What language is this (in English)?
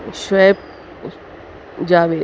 Urdu